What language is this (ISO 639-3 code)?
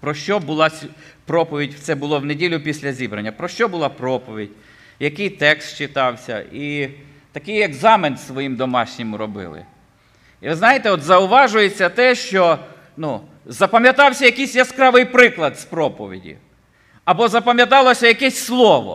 ukr